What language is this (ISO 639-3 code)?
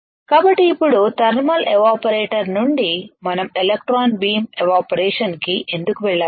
tel